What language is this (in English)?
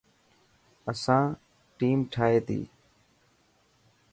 Dhatki